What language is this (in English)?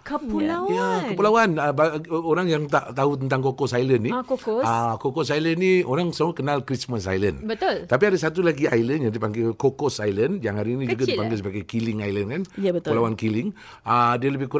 Malay